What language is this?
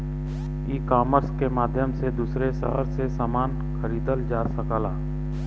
Bhojpuri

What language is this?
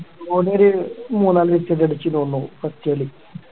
Malayalam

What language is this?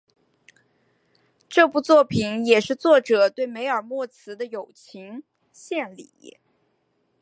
Chinese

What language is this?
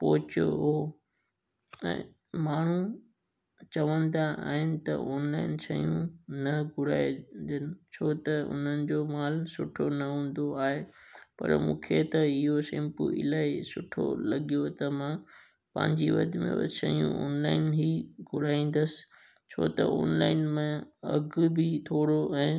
Sindhi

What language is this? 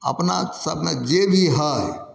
Maithili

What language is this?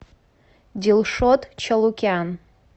Russian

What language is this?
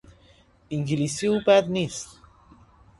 Persian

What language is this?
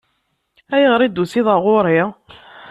Kabyle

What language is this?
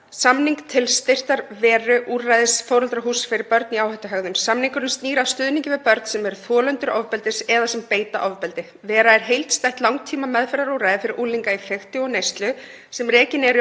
Icelandic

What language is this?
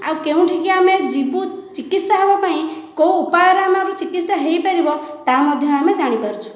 Odia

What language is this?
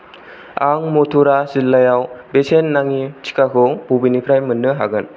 Bodo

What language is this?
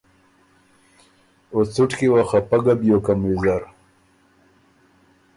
Ormuri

